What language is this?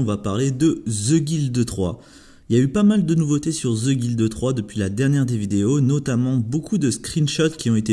French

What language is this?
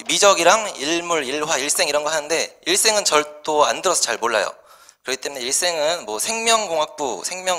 Korean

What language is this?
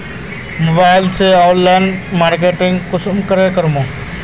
Magahi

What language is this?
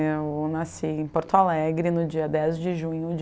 Portuguese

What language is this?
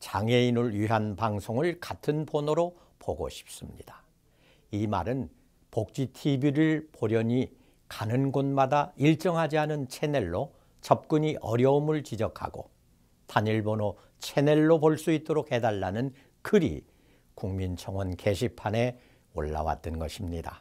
Korean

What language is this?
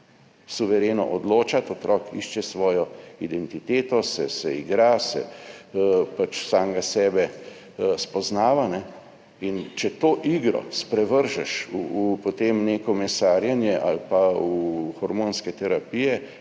Slovenian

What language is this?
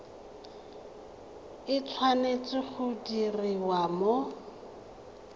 Tswana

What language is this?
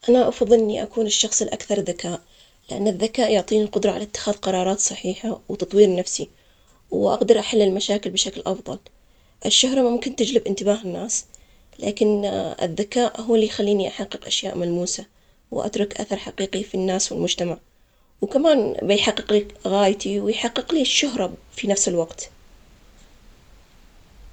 Omani Arabic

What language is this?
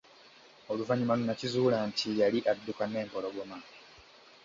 Ganda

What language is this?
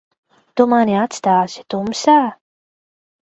Latvian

